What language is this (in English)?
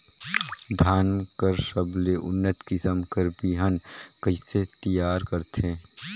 Chhattisgarhi